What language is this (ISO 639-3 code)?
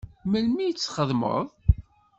kab